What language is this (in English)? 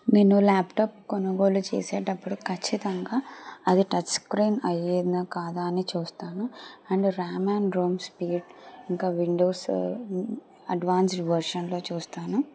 Telugu